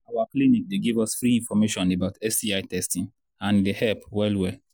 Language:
Nigerian Pidgin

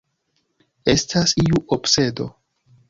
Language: Esperanto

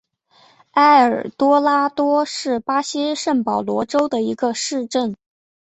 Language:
Chinese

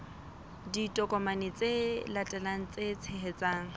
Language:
Southern Sotho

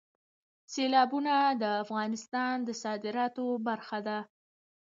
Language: Pashto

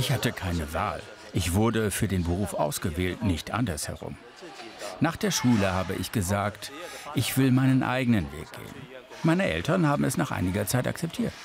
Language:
German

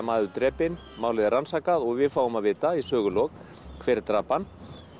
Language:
Icelandic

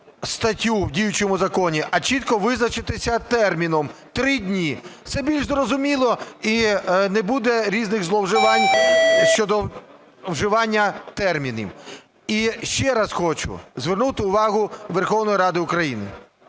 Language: Ukrainian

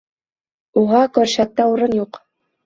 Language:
Bashkir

